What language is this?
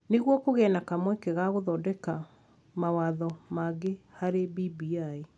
Kikuyu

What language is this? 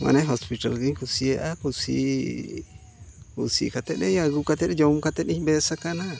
Santali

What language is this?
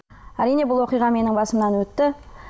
Kazakh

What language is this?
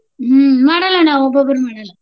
Kannada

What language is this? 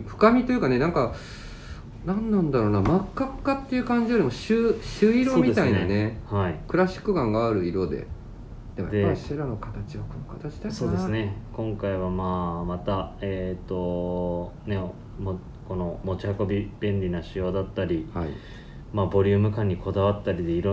Japanese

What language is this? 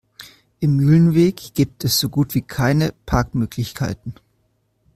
German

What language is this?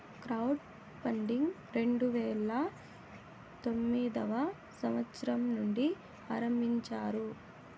Telugu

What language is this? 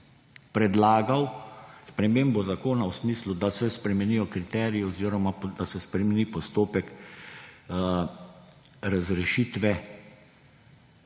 Slovenian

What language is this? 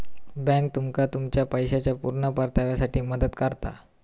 Marathi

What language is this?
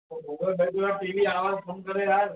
Sindhi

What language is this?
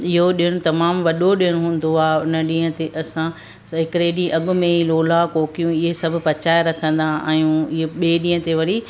Sindhi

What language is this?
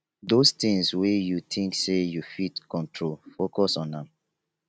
Nigerian Pidgin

